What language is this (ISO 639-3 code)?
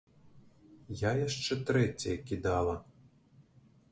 bel